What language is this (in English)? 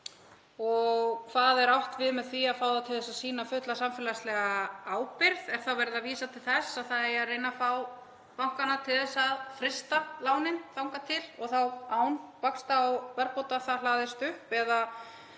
Icelandic